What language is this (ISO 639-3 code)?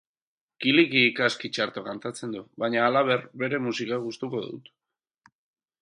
eus